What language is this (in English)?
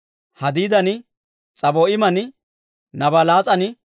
Dawro